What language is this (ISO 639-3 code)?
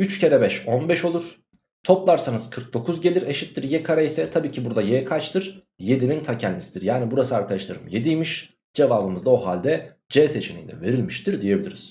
tur